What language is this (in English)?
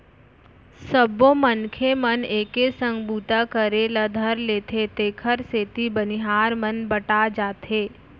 Chhattisgarhi